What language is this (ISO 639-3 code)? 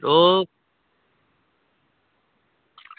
doi